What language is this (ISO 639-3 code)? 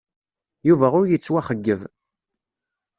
kab